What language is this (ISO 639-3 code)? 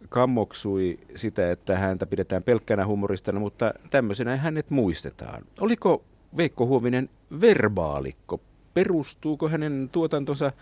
fin